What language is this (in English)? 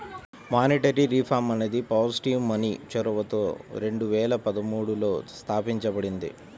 Telugu